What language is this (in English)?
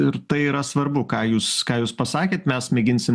Lithuanian